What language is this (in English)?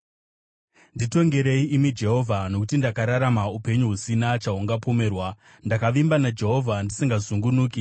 Shona